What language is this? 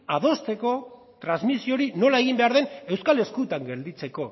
Basque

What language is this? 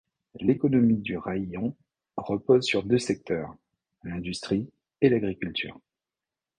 French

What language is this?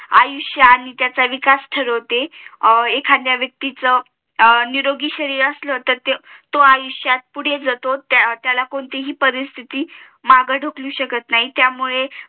Marathi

